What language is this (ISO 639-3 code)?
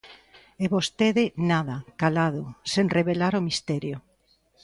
glg